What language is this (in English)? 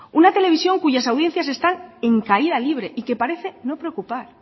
Spanish